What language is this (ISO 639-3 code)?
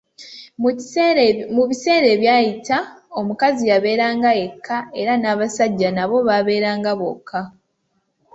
lug